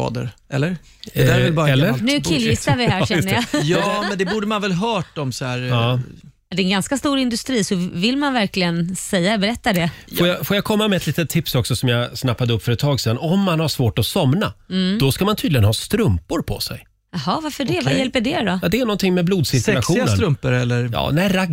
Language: Swedish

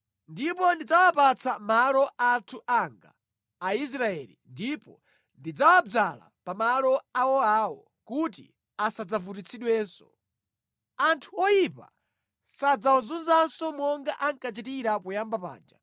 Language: Nyanja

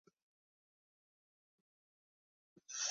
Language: Chinese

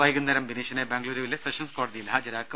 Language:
Malayalam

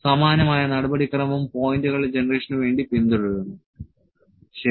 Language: Malayalam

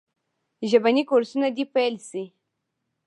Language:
Pashto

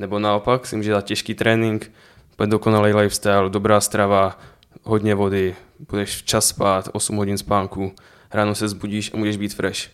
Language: Czech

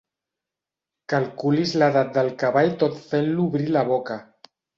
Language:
Catalan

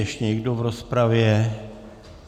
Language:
Czech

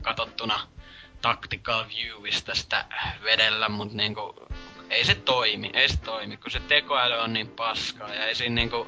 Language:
Finnish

